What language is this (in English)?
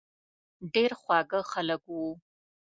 Pashto